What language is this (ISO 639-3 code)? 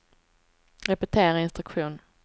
swe